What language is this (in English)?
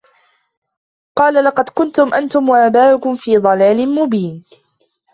Arabic